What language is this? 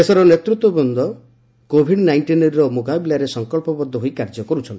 Odia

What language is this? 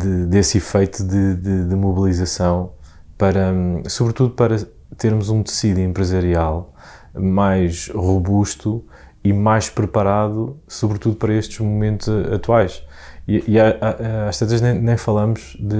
Portuguese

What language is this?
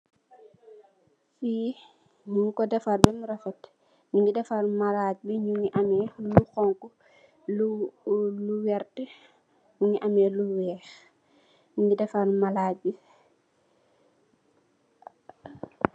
Wolof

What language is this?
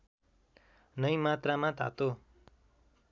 Nepali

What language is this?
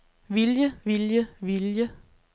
Danish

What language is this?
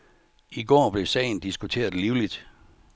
Danish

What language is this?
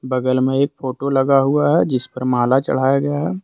Hindi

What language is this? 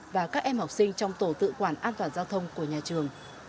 Vietnamese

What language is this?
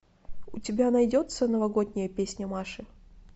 Russian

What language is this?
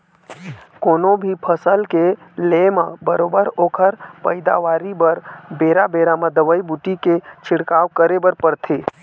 Chhattisgarhi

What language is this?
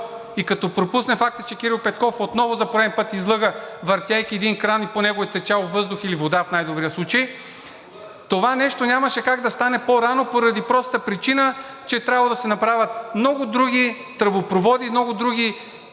Bulgarian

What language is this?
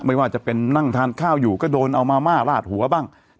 Thai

